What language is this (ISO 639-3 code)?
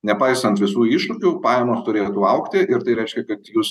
lit